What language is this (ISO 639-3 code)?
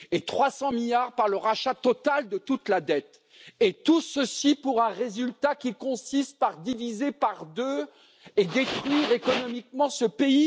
fra